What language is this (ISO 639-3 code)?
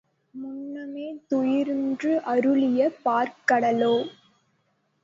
tam